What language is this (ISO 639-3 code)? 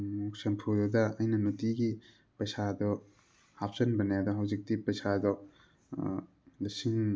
mni